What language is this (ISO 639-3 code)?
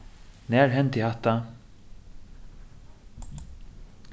fao